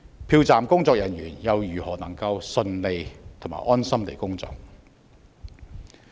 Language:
Cantonese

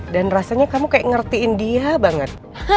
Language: Indonesian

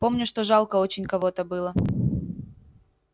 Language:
Russian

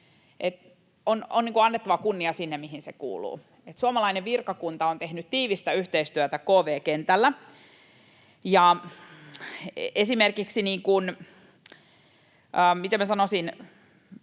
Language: Finnish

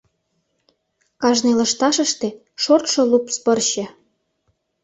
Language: Mari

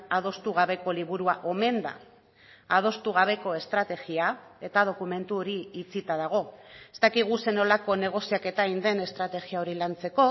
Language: Basque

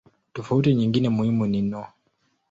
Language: Swahili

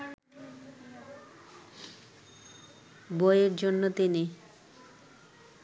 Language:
Bangla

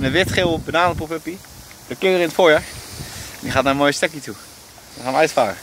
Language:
Dutch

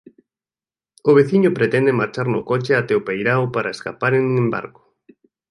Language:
Galician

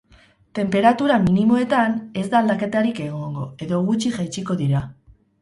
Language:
Basque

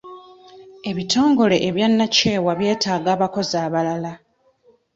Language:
Ganda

